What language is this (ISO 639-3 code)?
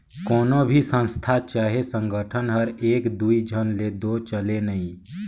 hne